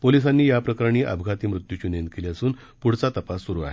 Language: Marathi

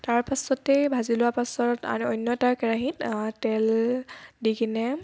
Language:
Assamese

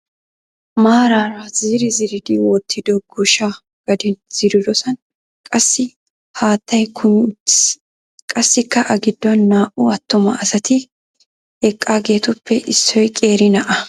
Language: Wolaytta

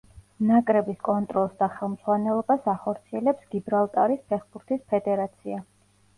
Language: Georgian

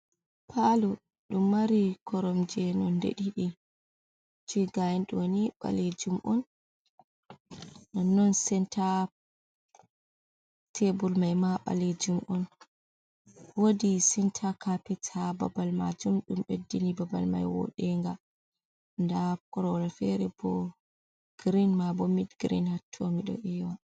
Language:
Fula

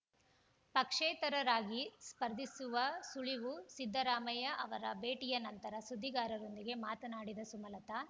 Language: Kannada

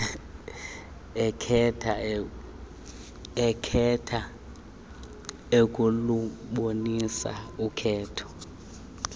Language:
Xhosa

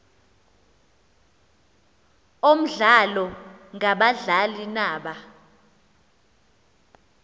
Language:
Xhosa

